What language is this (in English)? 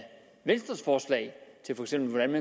Danish